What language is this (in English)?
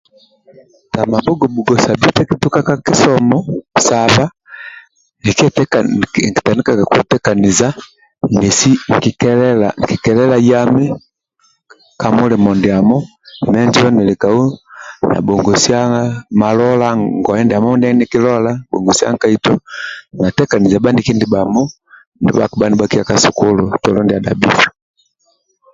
Amba (Uganda)